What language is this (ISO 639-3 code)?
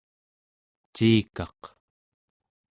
esu